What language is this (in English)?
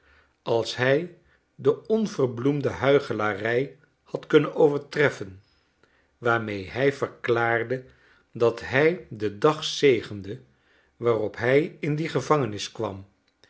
Dutch